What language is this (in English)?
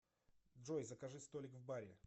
Russian